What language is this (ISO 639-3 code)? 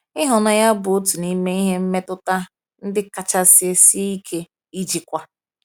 ibo